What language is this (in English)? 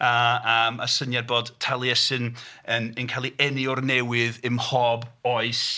Welsh